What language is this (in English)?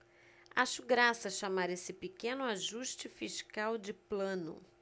Portuguese